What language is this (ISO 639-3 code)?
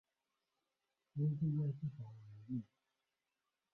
zho